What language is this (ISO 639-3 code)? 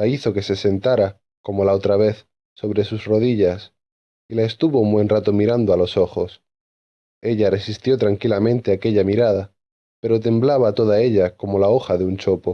spa